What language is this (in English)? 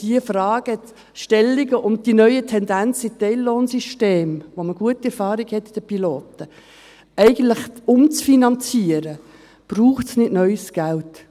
Swiss German